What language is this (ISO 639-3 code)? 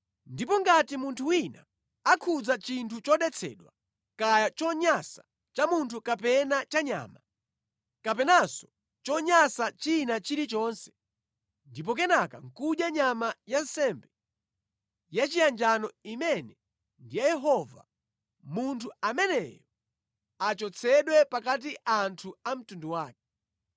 nya